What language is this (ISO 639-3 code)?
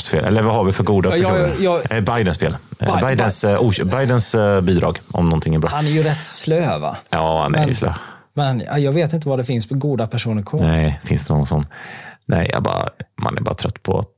swe